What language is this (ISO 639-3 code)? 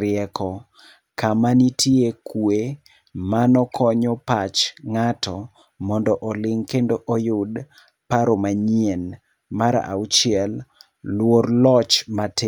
luo